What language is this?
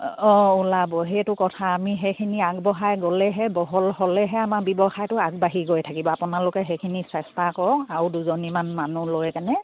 Assamese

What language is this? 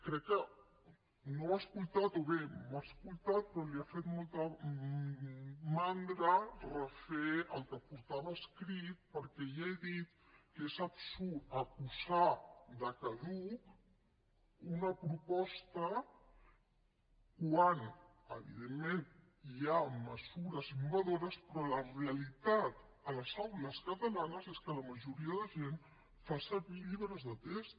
Catalan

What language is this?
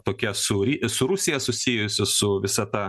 Lithuanian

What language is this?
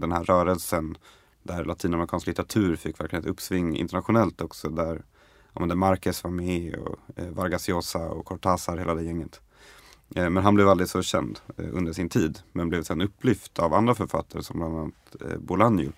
Swedish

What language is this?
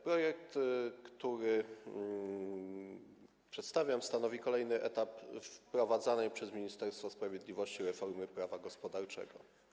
Polish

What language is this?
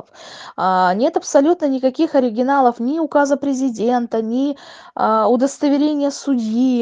Russian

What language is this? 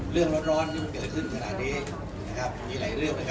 Thai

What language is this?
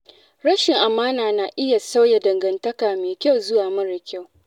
Hausa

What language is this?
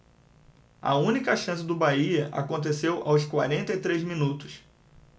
Portuguese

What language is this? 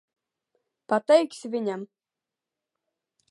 Latvian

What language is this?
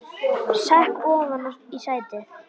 Icelandic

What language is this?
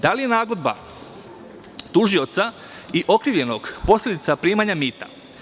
Serbian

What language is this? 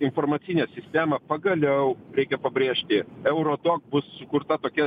Lithuanian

